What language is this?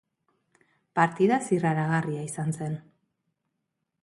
Basque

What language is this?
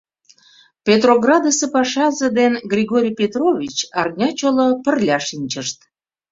Mari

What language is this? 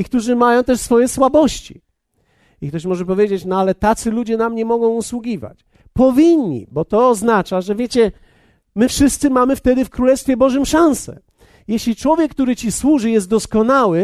Polish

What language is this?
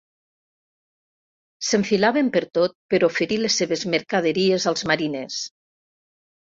Catalan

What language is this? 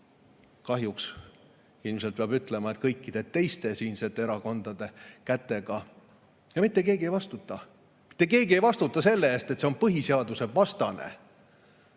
Estonian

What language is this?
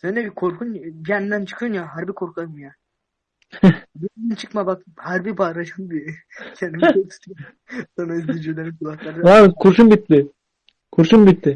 Turkish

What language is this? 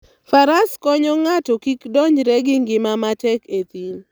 Luo (Kenya and Tanzania)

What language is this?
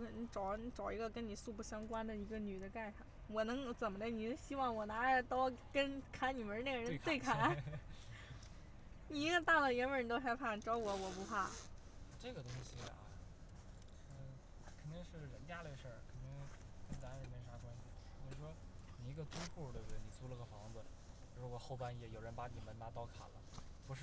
Chinese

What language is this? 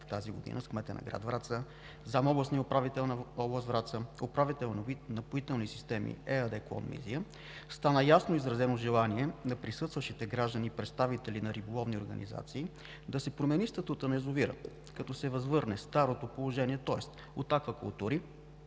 Bulgarian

